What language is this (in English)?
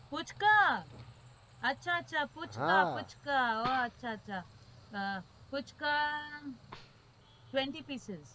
Gujarati